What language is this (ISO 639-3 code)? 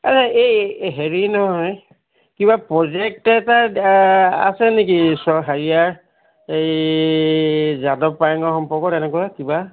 asm